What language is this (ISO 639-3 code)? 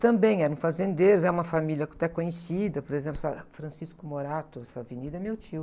por